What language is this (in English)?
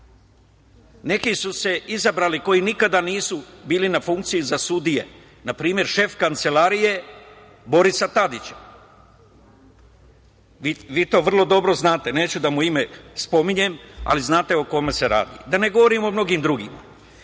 Serbian